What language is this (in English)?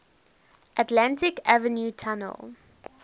English